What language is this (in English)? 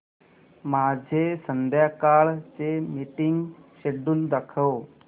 Marathi